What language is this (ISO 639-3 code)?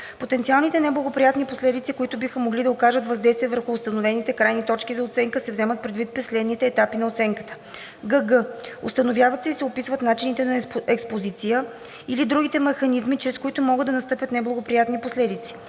bul